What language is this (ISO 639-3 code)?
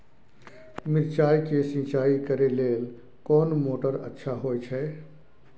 mai